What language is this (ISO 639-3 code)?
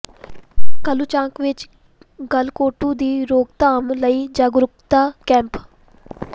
pan